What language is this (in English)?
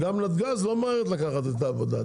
Hebrew